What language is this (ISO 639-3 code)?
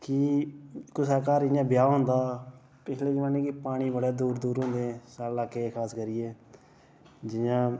doi